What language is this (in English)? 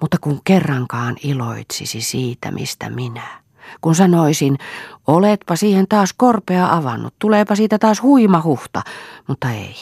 Finnish